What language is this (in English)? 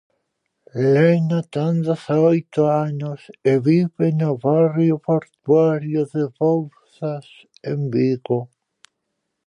Galician